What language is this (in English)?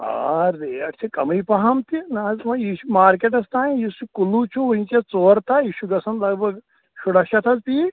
Kashmiri